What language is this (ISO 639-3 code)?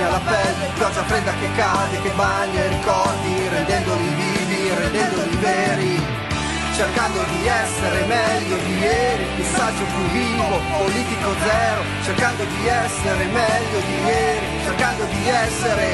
ita